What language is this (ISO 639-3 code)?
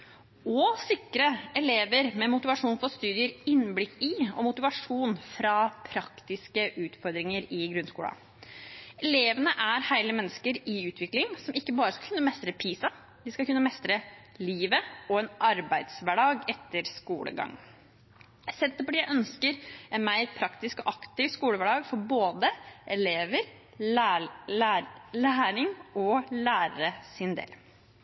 nob